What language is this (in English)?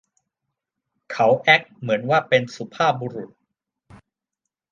Thai